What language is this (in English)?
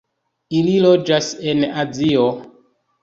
Esperanto